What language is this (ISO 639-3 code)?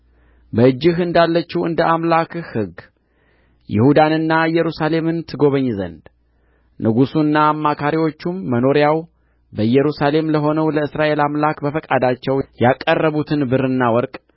amh